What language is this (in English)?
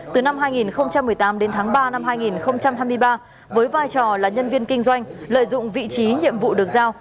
Vietnamese